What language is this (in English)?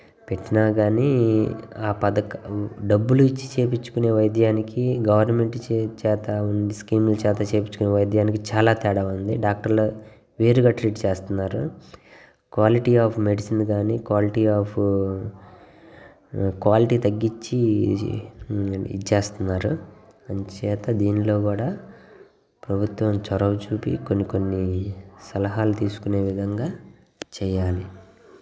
Telugu